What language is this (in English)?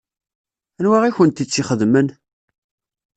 Kabyle